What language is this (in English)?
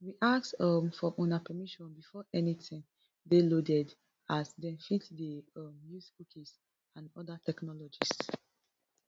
Nigerian Pidgin